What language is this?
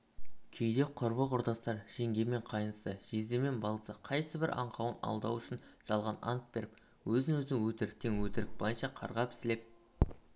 Kazakh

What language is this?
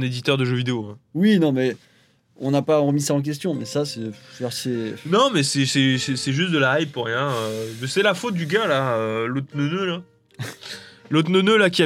French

